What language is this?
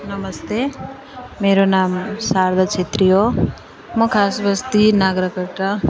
Nepali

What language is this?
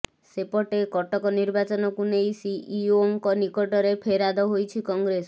Odia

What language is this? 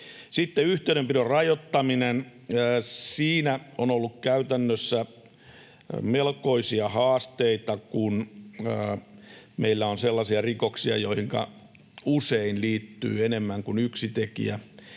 Finnish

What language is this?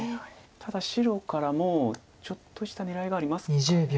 Japanese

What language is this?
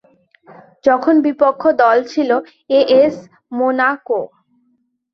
Bangla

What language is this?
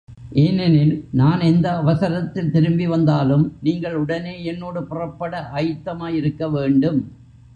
Tamil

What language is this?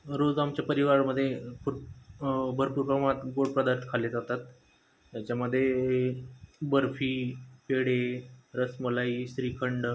Marathi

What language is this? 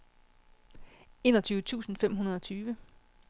Danish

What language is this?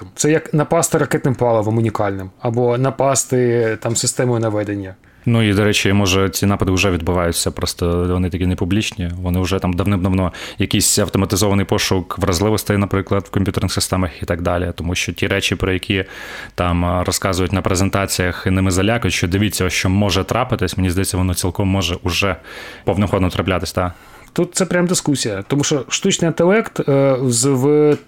Ukrainian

